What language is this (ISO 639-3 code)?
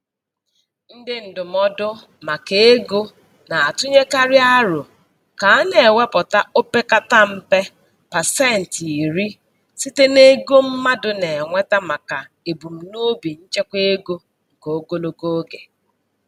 ibo